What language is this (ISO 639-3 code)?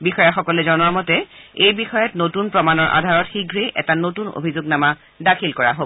asm